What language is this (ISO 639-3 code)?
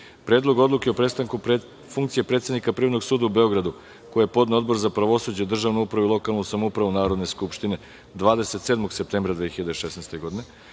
srp